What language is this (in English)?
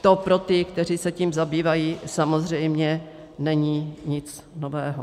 Czech